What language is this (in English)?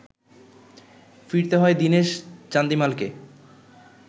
Bangla